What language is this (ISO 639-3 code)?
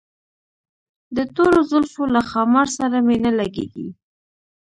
pus